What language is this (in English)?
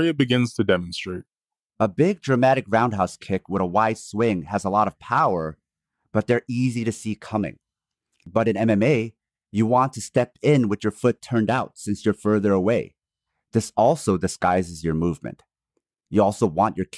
English